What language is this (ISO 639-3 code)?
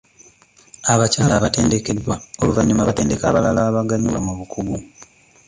lug